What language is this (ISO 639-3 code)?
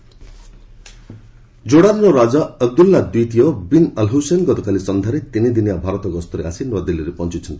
ori